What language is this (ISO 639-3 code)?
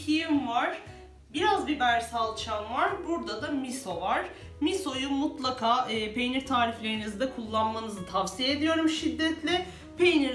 tur